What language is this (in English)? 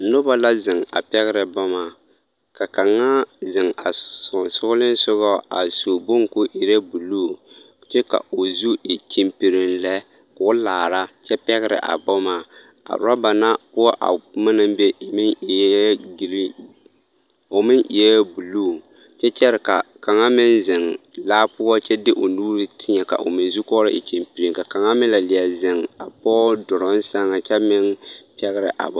Southern Dagaare